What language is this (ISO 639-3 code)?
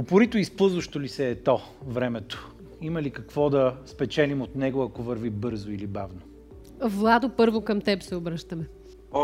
bul